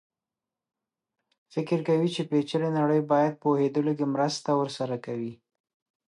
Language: Pashto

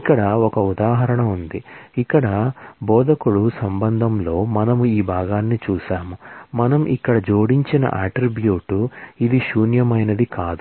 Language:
Telugu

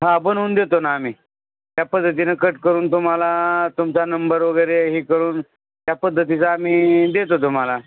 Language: Marathi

